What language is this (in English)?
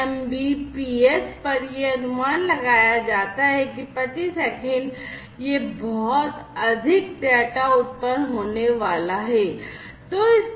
Hindi